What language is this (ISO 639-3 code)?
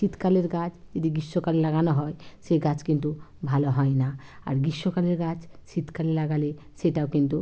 ben